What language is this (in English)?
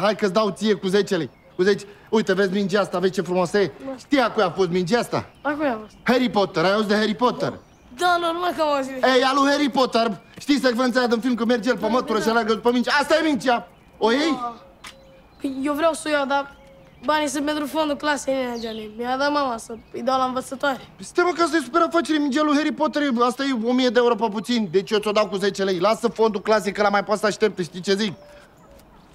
Romanian